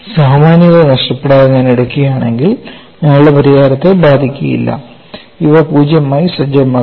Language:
Malayalam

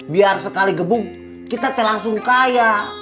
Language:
Indonesian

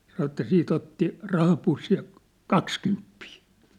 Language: Finnish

